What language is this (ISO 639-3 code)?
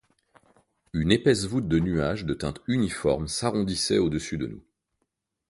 fra